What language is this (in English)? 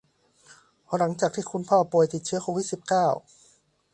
Thai